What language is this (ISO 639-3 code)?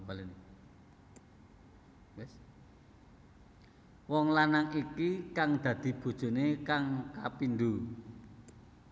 jav